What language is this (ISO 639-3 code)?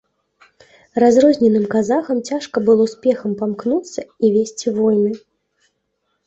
bel